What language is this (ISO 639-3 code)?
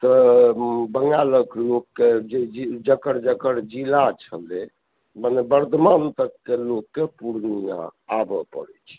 mai